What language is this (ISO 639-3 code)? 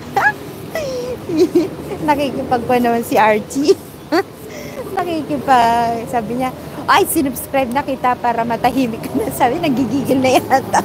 fil